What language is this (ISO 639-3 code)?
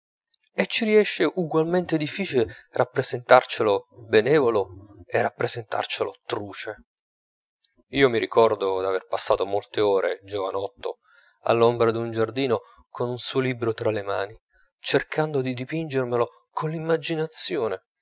ita